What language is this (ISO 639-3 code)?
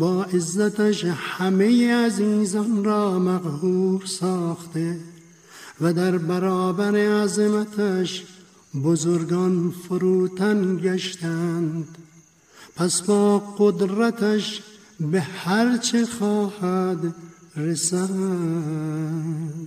fas